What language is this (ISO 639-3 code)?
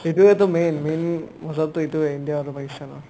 asm